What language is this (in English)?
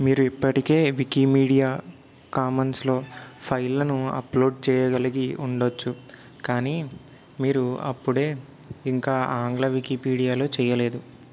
Telugu